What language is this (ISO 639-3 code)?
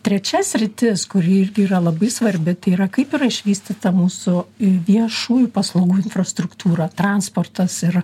lit